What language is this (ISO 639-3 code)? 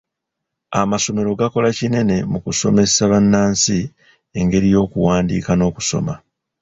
lug